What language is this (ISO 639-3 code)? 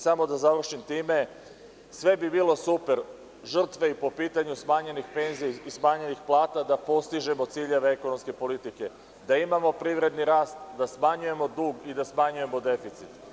srp